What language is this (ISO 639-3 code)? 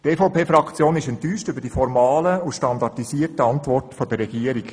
gsw